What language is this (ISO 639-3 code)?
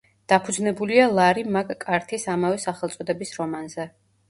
kat